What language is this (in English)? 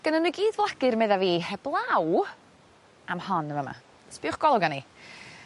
Welsh